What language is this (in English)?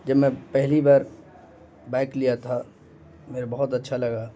Urdu